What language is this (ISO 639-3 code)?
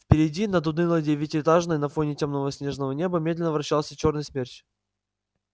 rus